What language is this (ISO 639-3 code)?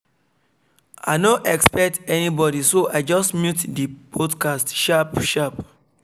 pcm